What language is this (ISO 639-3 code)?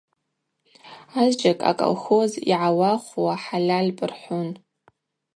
abq